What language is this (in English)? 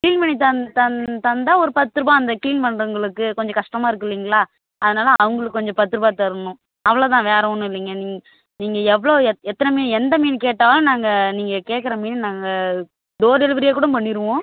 Tamil